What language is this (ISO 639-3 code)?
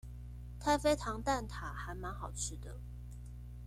zho